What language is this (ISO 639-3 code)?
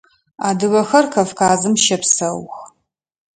ady